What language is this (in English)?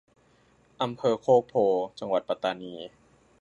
Thai